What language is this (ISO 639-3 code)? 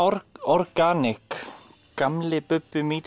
isl